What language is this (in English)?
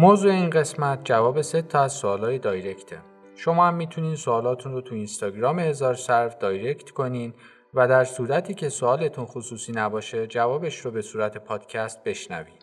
Persian